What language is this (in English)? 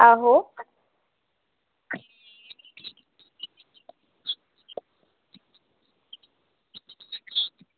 Dogri